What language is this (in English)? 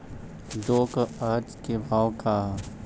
Bhojpuri